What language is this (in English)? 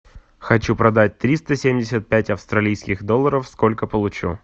Russian